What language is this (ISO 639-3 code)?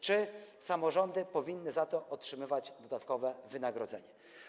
pol